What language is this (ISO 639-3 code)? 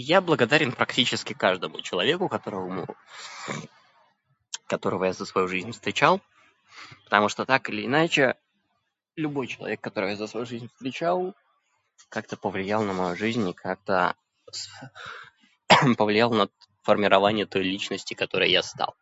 rus